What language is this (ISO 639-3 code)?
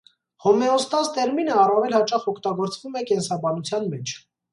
hye